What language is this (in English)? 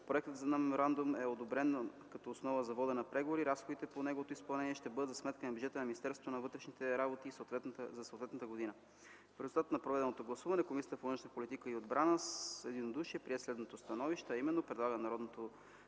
Bulgarian